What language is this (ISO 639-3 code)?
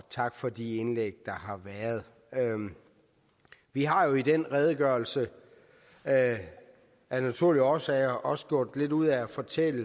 dan